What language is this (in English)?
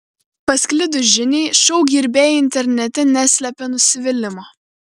Lithuanian